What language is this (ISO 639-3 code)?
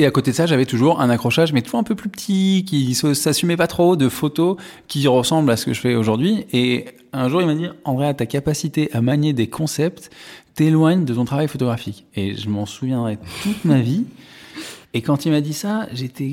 fra